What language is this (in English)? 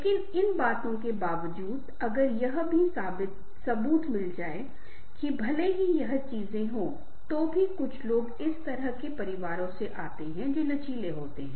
Hindi